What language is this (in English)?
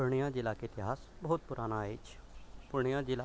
Maithili